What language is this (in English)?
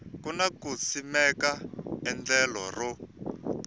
Tsonga